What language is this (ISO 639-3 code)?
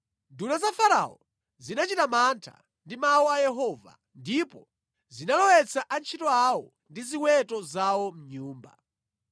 nya